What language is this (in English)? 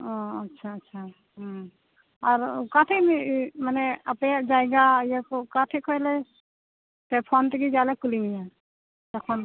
Santali